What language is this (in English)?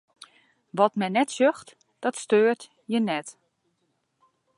Western Frisian